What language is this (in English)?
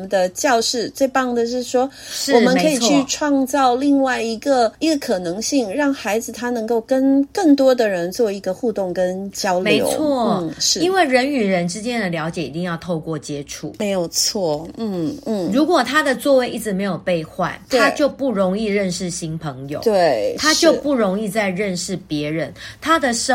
Chinese